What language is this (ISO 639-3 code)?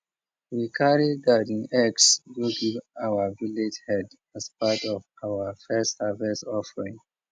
pcm